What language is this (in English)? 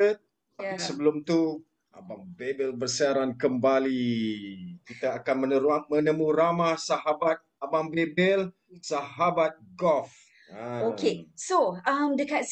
Malay